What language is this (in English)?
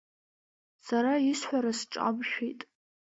Abkhazian